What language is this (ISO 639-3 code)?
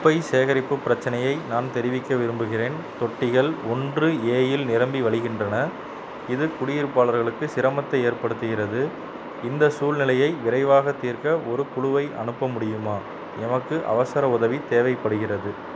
tam